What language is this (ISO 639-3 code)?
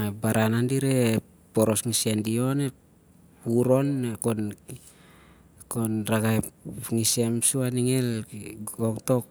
sjr